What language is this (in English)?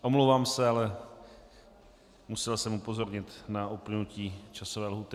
Czech